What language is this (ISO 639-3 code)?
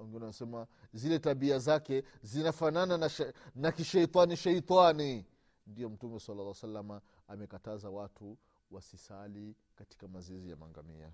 swa